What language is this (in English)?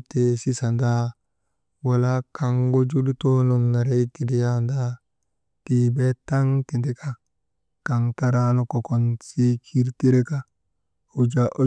Maba